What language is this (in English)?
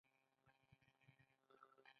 Pashto